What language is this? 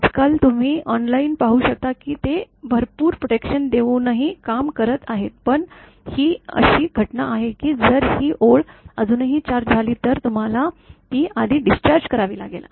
Marathi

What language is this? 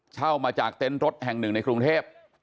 Thai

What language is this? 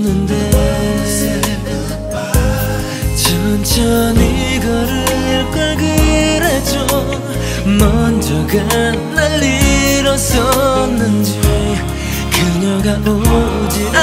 Korean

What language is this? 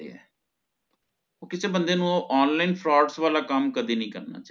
Punjabi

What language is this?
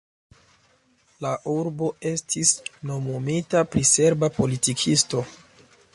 Esperanto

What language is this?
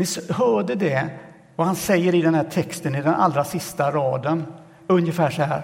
Swedish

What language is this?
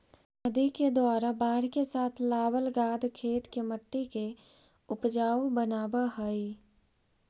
Magahi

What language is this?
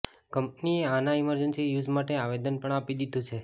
Gujarati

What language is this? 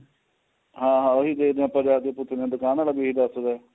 Punjabi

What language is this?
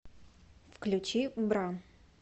Russian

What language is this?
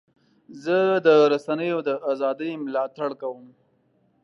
Pashto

